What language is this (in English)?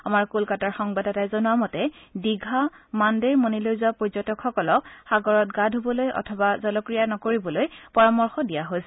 Assamese